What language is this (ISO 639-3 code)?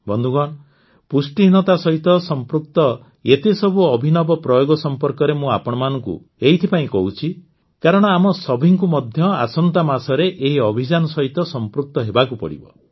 ori